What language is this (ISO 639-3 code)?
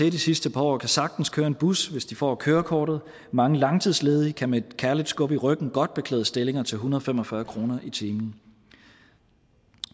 dan